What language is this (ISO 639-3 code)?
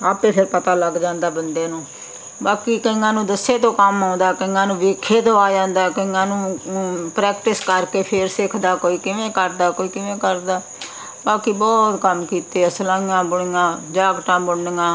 pan